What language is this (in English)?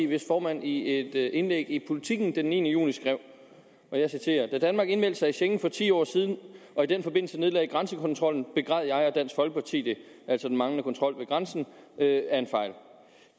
Danish